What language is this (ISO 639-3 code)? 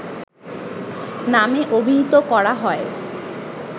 ben